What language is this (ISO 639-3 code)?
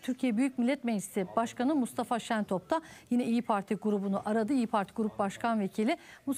tur